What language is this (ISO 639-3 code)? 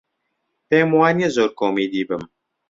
ckb